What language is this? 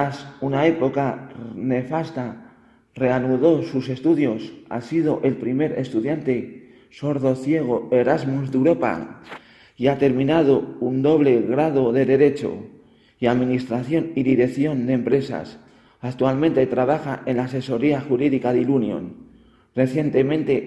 Spanish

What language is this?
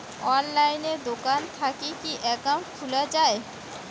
Bangla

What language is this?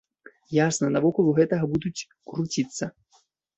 Belarusian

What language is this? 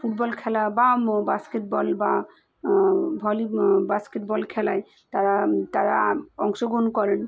Bangla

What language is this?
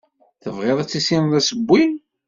Kabyle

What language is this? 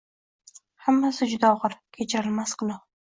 Uzbek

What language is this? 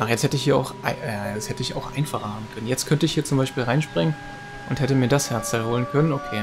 German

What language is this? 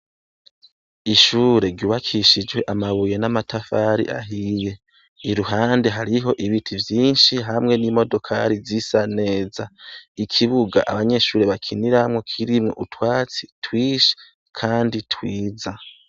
Rundi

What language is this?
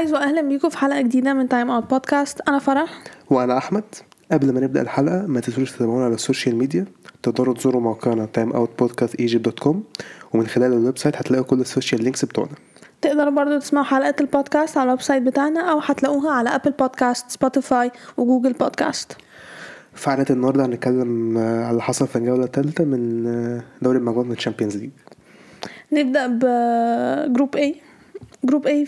Arabic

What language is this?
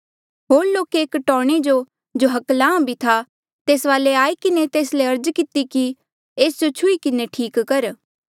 Mandeali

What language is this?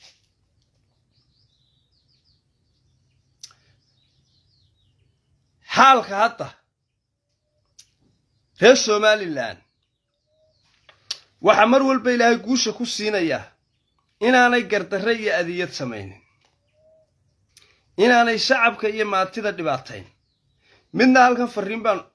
Arabic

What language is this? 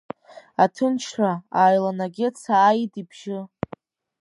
Abkhazian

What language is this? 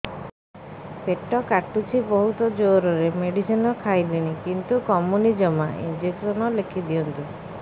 Odia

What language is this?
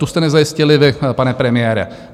Czech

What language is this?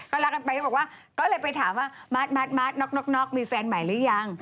Thai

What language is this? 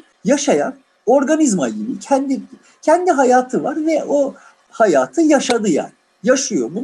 Turkish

